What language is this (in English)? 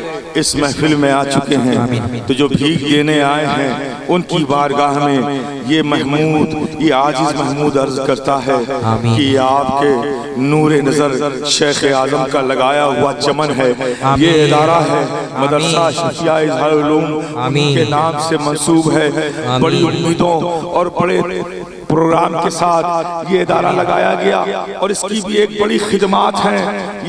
Urdu